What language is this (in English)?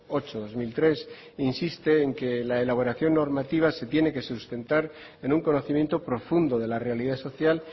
Spanish